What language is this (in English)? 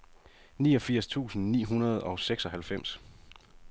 Danish